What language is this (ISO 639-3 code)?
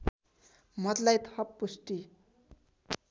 nep